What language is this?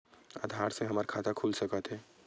Chhattisgarhi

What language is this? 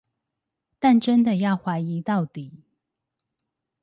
Chinese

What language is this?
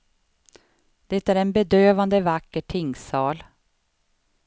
Swedish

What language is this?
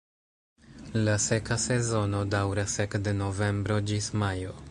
Esperanto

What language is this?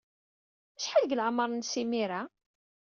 Kabyle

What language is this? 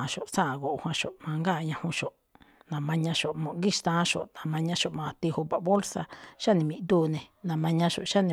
Malinaltepec Me'phaa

